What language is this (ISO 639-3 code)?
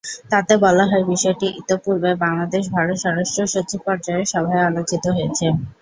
ben